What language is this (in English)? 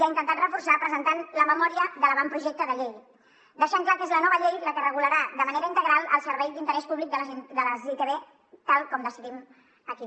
Catalan